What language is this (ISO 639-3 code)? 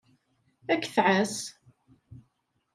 kab